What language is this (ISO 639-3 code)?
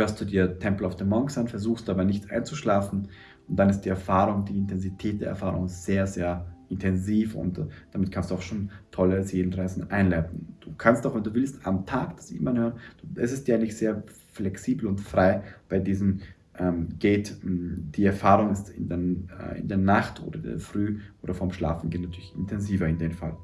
deu